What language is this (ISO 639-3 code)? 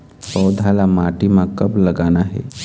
hne